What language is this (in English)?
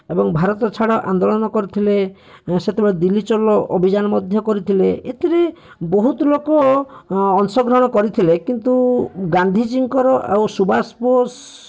Odia